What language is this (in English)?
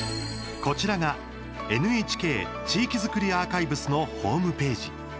Japanese